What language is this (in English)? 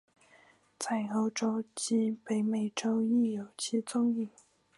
Chinese